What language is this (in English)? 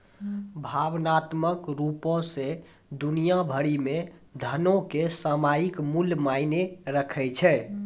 Maithili